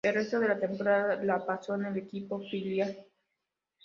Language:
Spanish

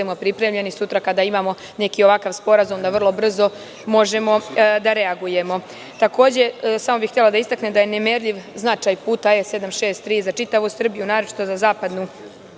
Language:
Serbian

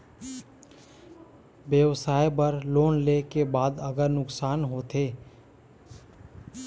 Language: Chhattisgarhi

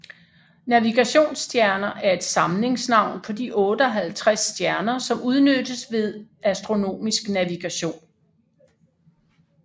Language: Danish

